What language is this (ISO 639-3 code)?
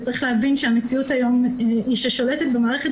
heb